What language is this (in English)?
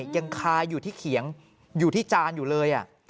Thai